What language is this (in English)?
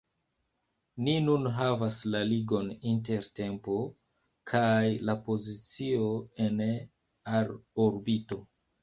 Esperanto